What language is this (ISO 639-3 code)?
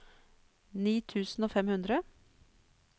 nor